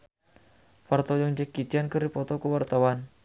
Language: Sundanese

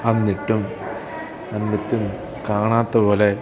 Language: Malayalam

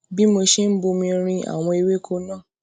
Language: Yoruba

